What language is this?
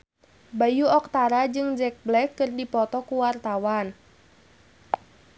Sundanese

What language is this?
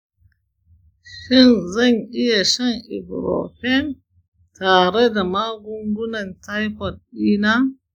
Hausa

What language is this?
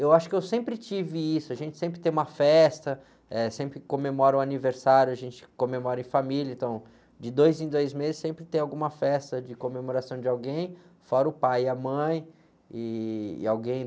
Portuguese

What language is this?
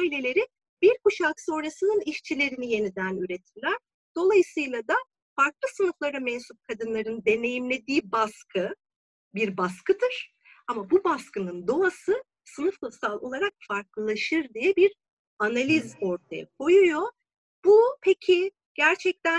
Turkish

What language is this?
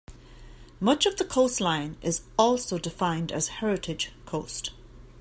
English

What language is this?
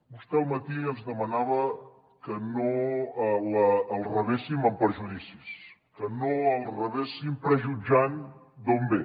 Catalan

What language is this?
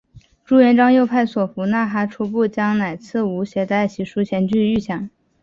Chinese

